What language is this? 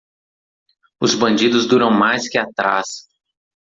Portuguese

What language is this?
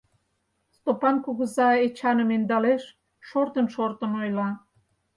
Mari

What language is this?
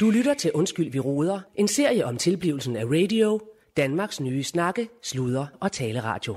Danish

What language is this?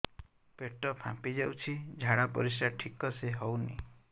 Odia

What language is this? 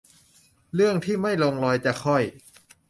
Thai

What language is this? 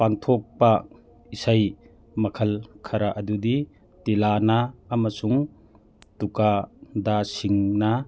Manipuri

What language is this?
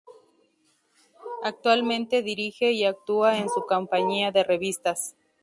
Spanish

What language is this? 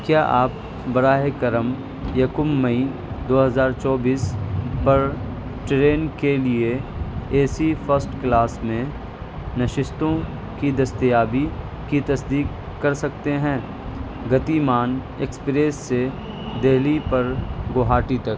Urdu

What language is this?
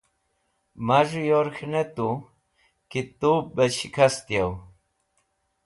Wakhi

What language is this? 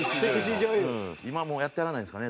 Japanese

